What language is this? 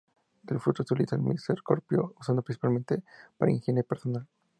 Spanish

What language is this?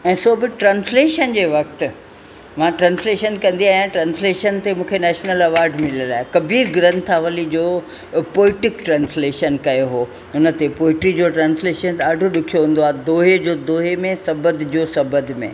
Sindhi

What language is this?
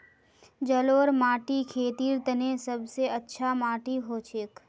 Magahi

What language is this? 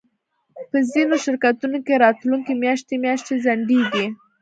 Pashto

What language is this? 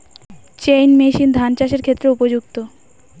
Bangla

